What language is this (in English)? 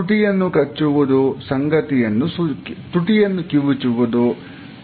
Kannada